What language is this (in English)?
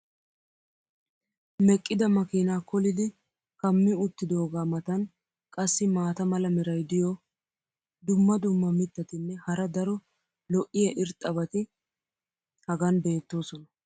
Wolaytta